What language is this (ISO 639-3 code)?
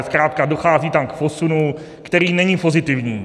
ces